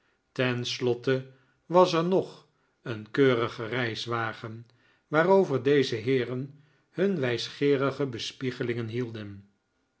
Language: Dutch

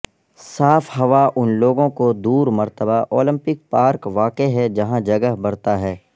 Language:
Urdu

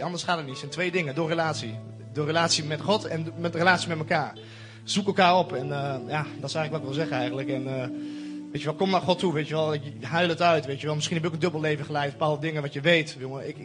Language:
Dutch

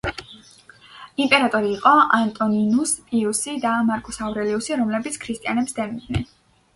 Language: Georgian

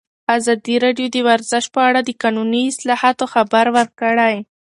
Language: Pashto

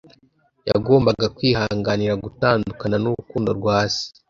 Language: Kinyarwanda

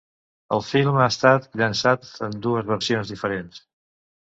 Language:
Catalan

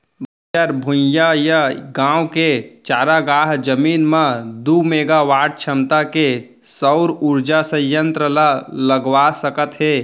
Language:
Chhattisgarhi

